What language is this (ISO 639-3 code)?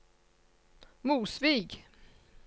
nor